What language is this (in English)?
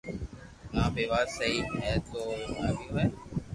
Loarki